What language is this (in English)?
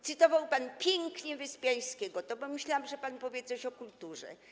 Polish